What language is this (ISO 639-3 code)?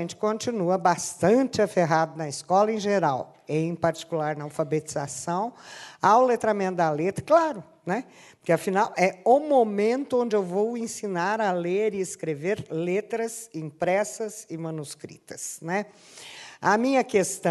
por